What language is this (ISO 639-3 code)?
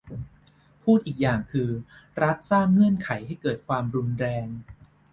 tha